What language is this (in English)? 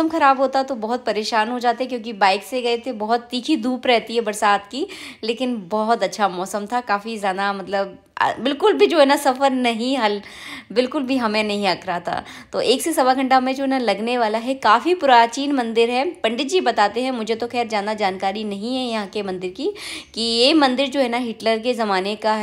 Hindi